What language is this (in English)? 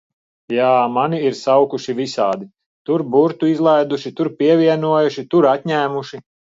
Latvian